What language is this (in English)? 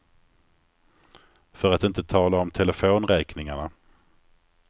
Swedish